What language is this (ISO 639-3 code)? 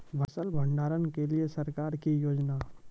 mai